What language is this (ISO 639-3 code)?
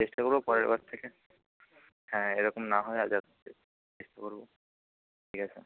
ben